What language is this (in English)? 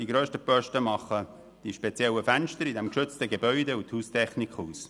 Swiss German